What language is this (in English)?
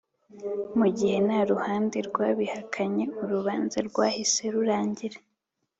Kinyarwanda